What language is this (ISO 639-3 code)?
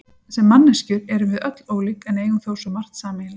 isl